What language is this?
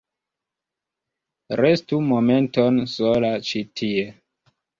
Esperanto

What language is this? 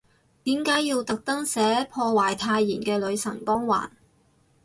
Cantonese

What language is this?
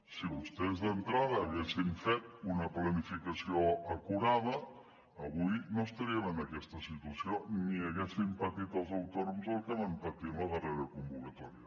Catalan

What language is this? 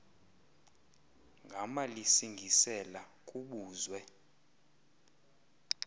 Xhosa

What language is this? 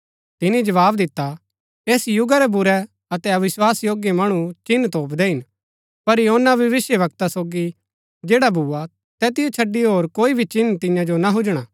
Gaddi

